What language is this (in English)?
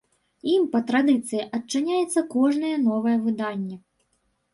Belarusian